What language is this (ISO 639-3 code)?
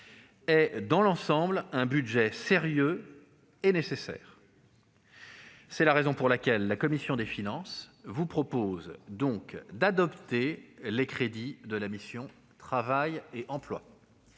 fra